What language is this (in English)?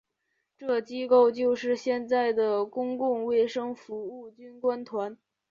Chinese